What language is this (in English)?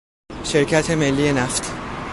Persian